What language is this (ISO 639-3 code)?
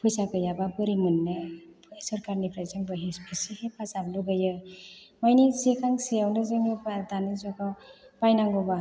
brx